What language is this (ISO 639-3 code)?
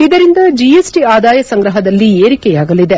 kan